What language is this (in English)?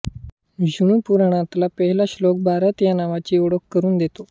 Marathi